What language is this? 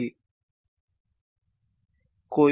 Gujarati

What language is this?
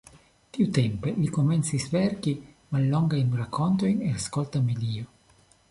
Esperanto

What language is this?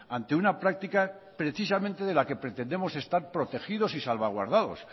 Spanish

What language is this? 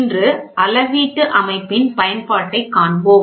Tamil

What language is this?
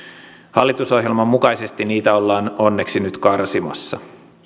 Finnish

